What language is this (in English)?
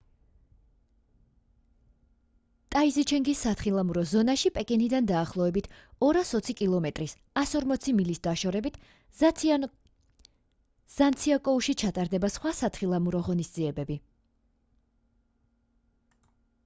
Georgian